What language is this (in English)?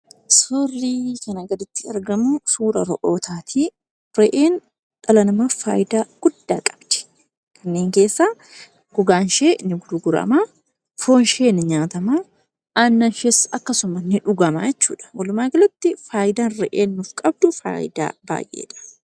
Oromo